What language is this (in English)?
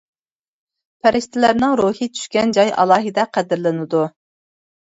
Uyghur